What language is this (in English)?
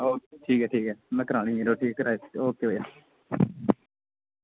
Dogri